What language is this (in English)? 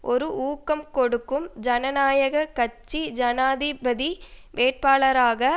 Tamil